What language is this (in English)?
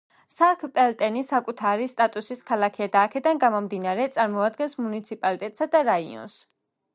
Georgian